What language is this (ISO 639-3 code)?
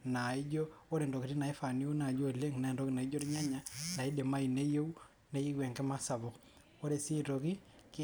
mas